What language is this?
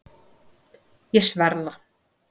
Icelandic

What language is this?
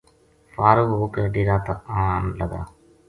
Gujari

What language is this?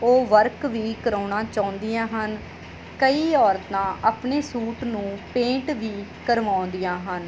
Punjabi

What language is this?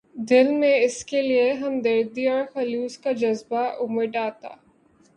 Urdu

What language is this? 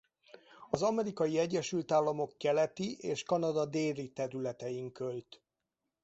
Hungarian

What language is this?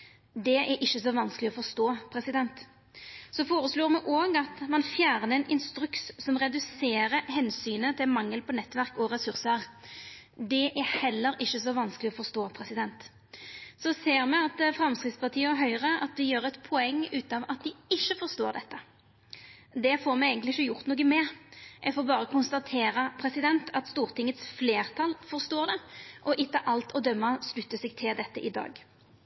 Norwegian Nynorsk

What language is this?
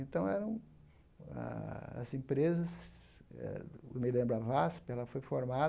Portuguese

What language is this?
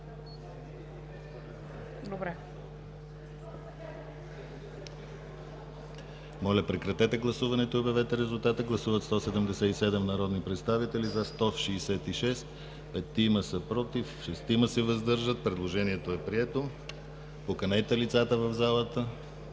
Bulgarian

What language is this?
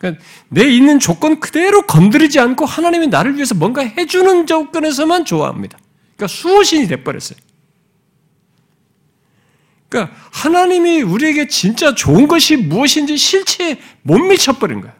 Korean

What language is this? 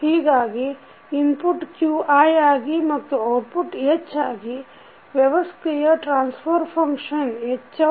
Kannada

